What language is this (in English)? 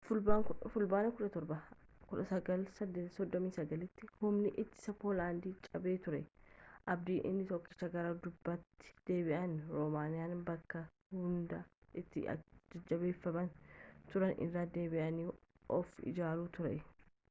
Oromo